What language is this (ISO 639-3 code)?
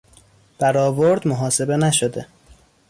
fas